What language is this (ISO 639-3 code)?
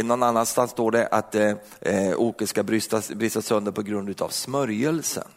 swe